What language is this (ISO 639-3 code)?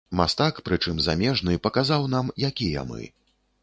bel